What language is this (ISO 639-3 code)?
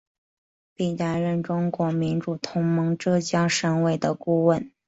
zho